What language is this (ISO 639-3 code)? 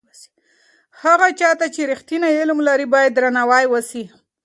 pus